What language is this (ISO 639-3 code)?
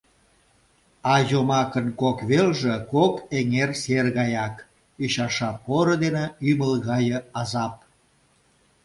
chm